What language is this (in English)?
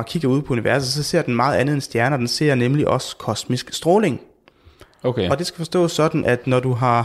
Danish